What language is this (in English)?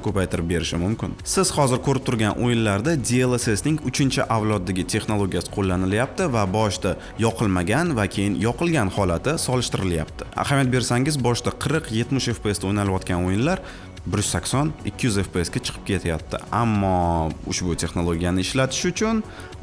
Turkish